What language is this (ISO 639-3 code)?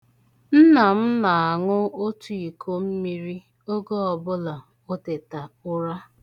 ibo